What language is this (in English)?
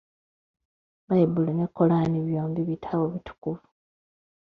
Ganda